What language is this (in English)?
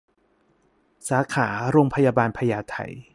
Thai